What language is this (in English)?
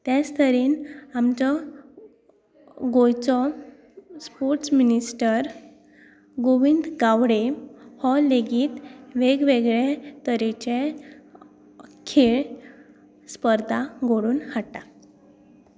Konkani